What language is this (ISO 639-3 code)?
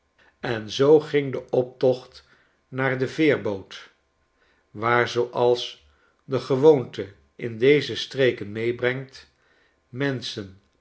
nld